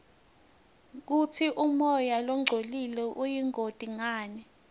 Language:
Swati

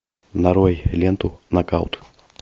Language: Russian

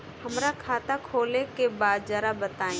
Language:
Bhojpuri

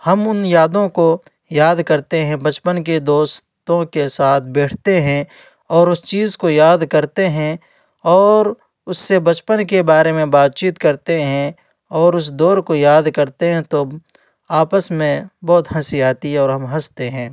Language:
Urdu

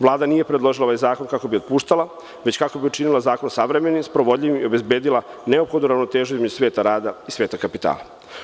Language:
Serbian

